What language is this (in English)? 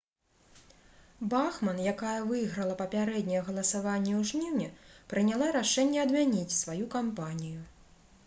Belarusian